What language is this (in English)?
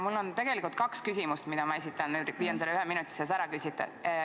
Estonian